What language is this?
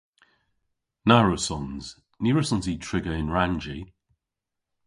Cornish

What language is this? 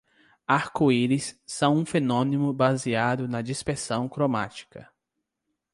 Portuguese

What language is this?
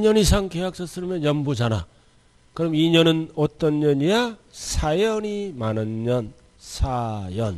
Korean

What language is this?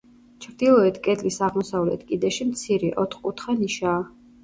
Georgian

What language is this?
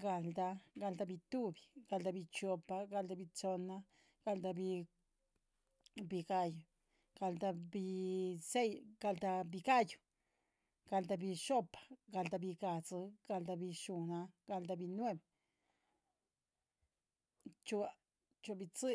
Chichicapan Zapotec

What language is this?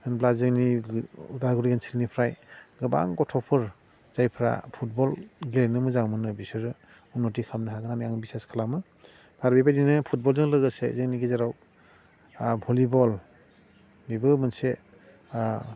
Bodo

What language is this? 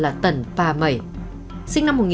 Vietnamese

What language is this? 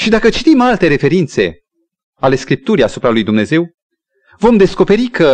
Romanian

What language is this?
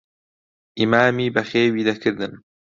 Central Kurdish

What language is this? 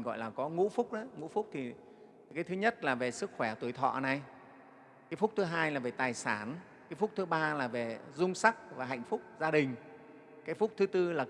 Vietnamese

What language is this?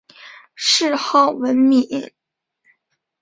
Chinese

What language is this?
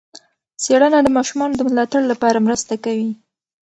Pashto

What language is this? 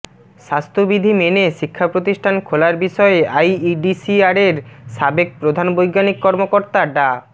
Bangla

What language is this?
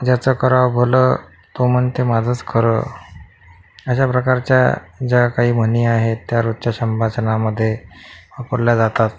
Marathi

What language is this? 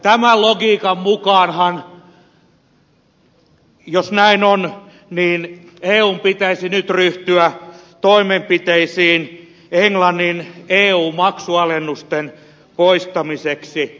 Finnish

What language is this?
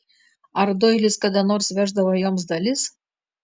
Lithuanian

